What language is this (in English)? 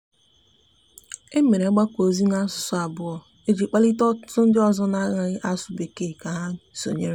Igbo